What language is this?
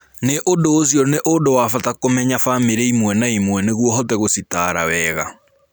Kikuyu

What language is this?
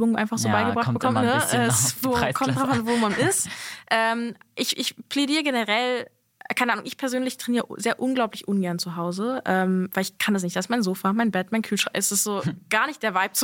German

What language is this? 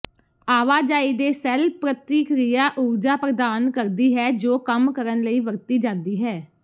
Punjabi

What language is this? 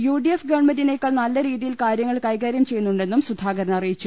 Malayalam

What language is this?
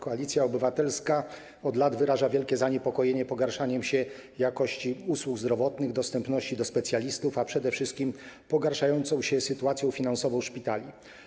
Polish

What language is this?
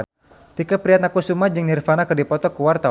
Sundanese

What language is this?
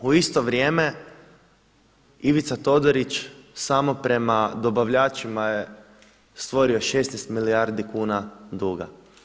Croatian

